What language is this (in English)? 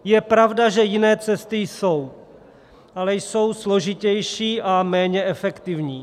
Czech